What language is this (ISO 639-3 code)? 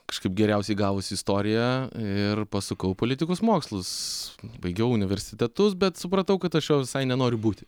lit